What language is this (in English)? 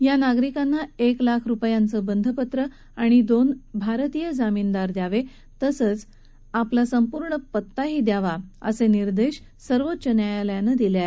Marathi